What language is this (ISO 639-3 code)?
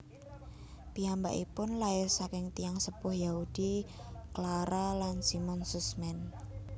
jav